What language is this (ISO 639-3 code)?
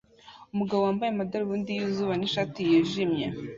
kin